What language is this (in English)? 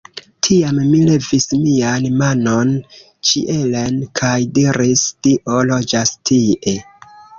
Esperanto